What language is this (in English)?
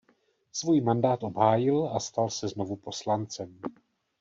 Czech